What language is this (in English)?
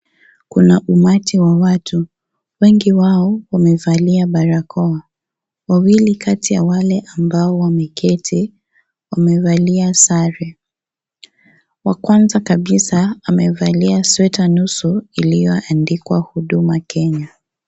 Swahili